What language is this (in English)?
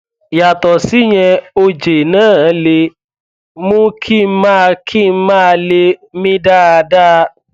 Yoruba